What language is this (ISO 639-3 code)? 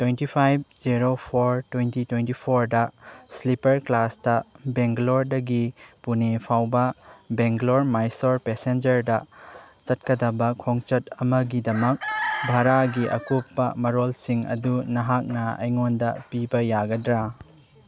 mni